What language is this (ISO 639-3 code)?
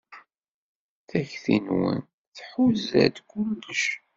kab